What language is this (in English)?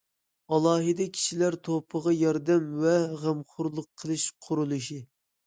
Uyghur